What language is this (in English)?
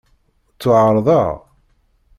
Kabyle